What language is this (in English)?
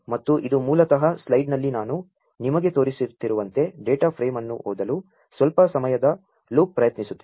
Kannada